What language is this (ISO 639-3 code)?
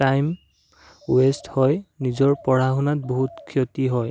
asm